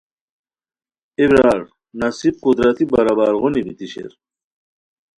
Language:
Khowar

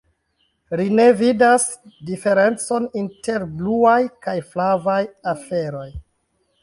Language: Esperanto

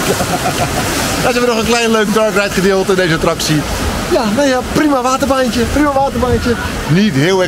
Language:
Dutch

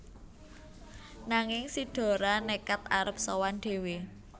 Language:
Javanese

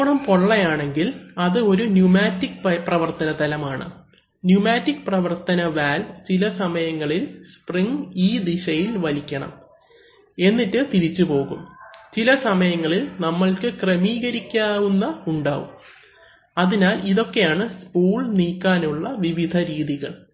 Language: Malayalam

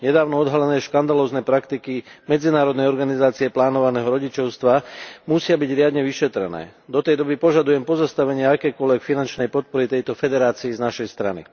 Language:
Slovak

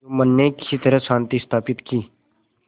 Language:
Hindi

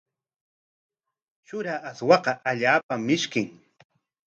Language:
Corongo Ancash Quechua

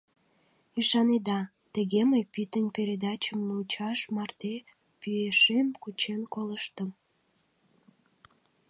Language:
Mari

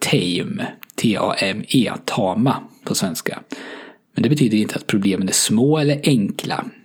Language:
Swedish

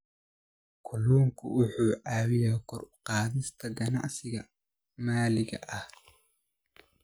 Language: Somali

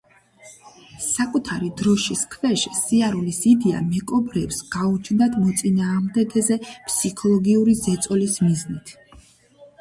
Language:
Georgian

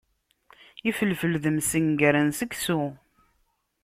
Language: Kabyle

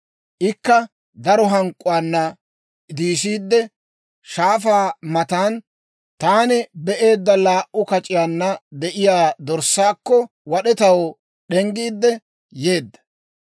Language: Dawro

